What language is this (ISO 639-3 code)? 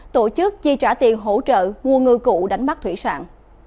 vie